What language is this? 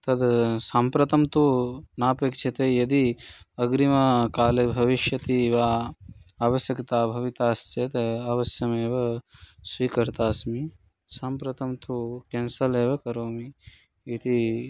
Sanskrit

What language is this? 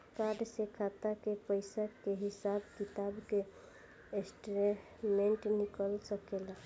Bhojpuri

